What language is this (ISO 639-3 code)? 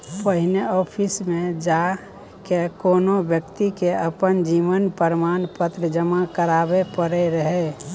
mai